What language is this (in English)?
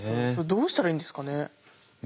Japanese